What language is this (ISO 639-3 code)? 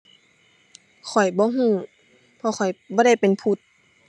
tha